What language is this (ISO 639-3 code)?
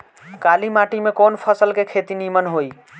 bho